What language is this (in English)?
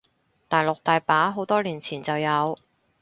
Cantonese